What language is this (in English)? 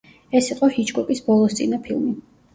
Georgian